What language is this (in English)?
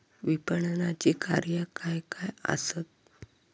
Marathi